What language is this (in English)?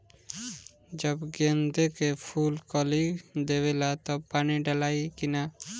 Bhojpuri